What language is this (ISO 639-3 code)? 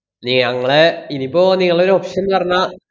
mal